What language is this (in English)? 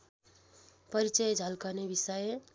Nepali